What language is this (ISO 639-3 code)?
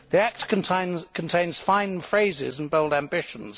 eng